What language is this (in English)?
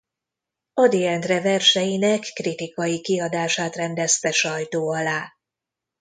Hungarian